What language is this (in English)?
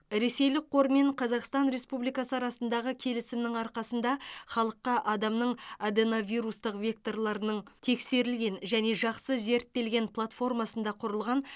Kazakh